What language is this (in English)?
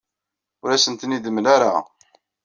Kabyle